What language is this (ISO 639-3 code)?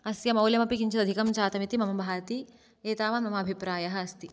san